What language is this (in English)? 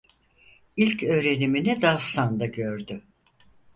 Turkish